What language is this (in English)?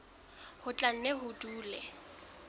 Southern Sotho